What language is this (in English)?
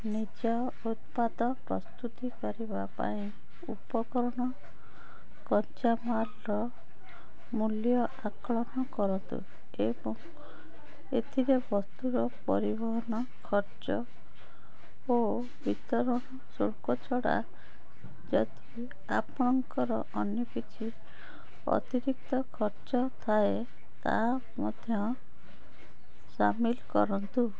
Odia